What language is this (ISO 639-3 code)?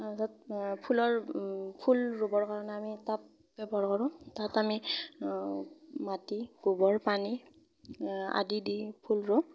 asm